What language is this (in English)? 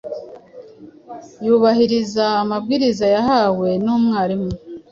Kinyarwanda